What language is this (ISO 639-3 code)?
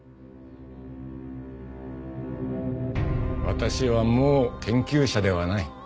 jpn